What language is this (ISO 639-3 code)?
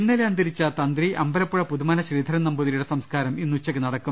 mal